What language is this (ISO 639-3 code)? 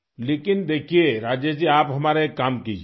urd